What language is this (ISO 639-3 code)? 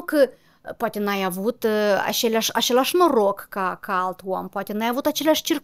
ron